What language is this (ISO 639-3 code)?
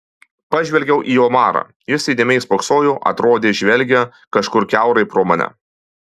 lit